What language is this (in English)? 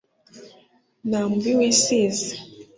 Kinyarwanda